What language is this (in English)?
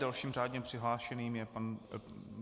Czech